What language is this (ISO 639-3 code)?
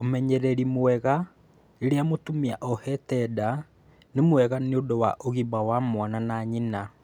kik